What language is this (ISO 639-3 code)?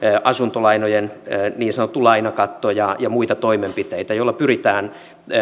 fin